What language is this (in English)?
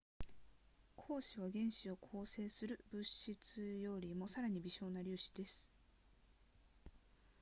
Japanese